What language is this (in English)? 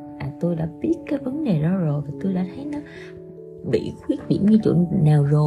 Vietnamese